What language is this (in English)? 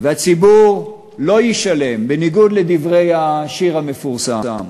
Hebrew